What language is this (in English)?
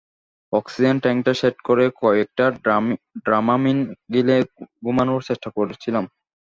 Bangla